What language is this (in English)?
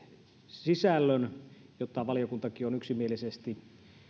Finnish